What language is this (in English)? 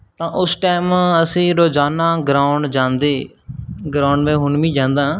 Punjabi